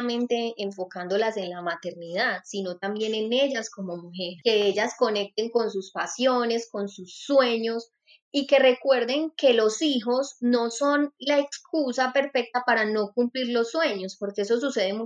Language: Spanish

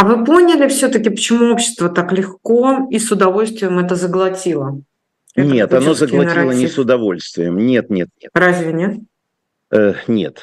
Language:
Russian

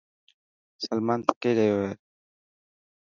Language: Dhatki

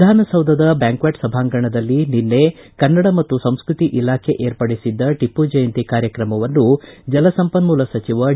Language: Kannada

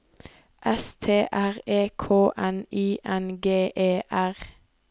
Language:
Norwegian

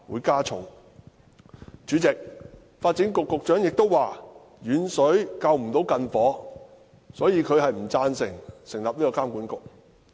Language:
Cantonese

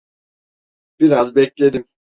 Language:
Turkish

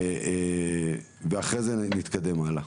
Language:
Hebrew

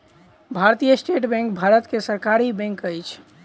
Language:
Maithili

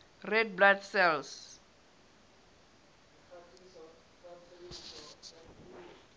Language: Southern Sotho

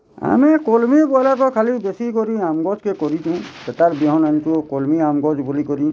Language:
Odia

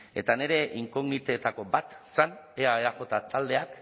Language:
Basque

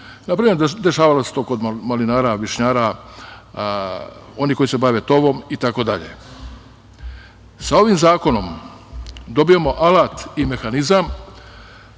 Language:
Serbian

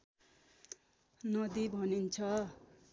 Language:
Nepali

